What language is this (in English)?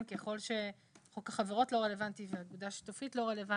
Hebrew